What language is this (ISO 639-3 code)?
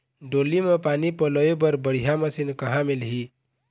hne